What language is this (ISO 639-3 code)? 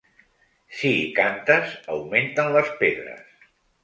cat